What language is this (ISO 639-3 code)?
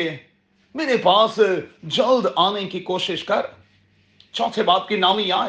urd